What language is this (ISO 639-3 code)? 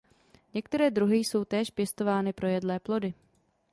ces